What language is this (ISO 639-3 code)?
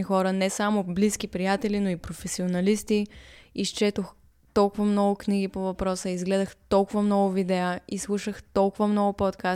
bul